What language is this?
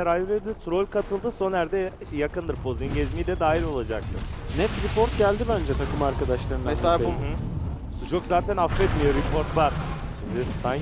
Turkish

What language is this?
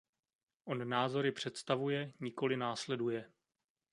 Czech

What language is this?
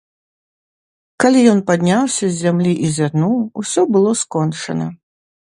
Belarusian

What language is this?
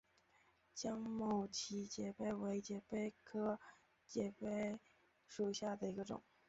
Chinese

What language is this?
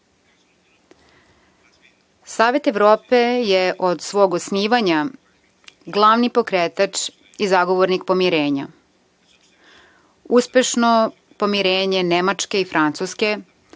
Serbian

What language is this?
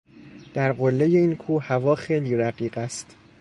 Persian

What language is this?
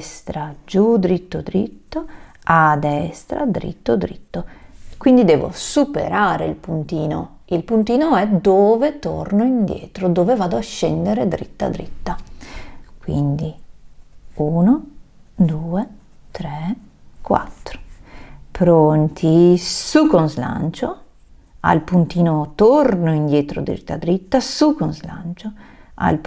Italian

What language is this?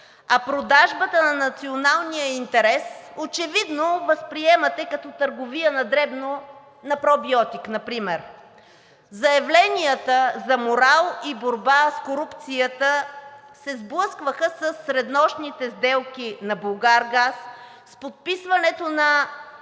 Bulgarian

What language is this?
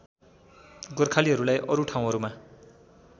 Nepali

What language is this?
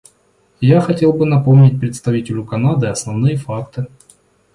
Russian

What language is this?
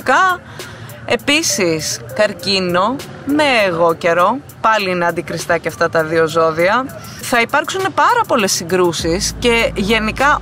Greek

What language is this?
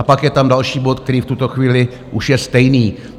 Czech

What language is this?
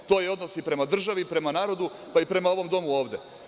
Serbian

